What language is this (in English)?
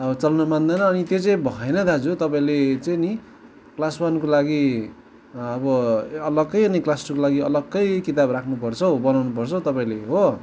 Nepali